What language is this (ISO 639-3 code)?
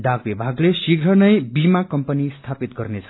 nep